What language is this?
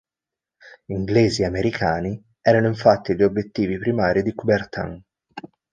Italian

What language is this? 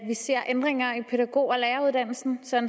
Danish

